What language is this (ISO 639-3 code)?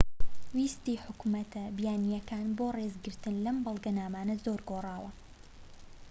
ckb